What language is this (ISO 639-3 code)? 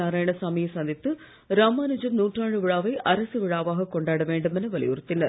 tam